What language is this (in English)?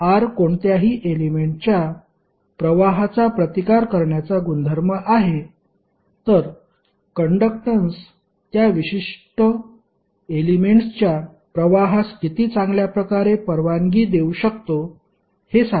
Marathi